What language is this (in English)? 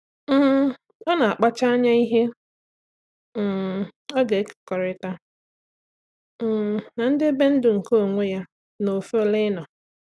Igbo